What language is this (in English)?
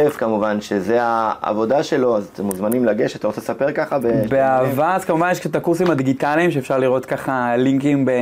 Hebrew